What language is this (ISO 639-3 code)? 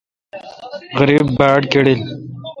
xka